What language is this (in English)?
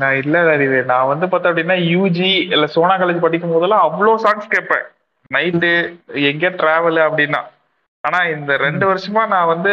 Tamil